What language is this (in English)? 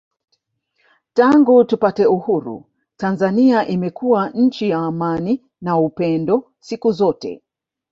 Swahili